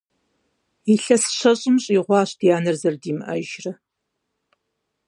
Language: Kabardian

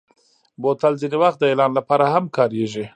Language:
Pashto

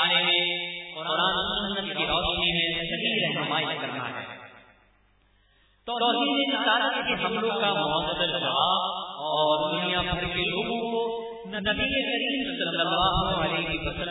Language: Urdu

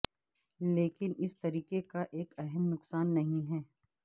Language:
Urdu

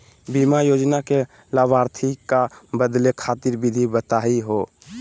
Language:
Magahi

